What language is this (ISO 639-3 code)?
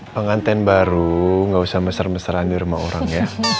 ind